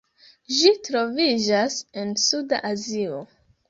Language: Esperanto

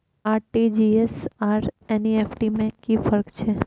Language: Maithili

